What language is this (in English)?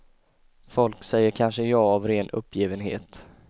Swedish